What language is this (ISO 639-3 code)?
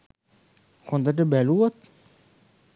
sin